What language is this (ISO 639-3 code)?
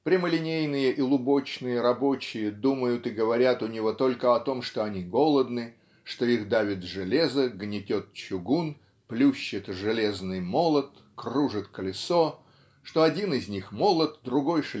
rus